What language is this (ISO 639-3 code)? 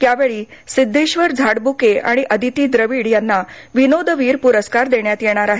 mar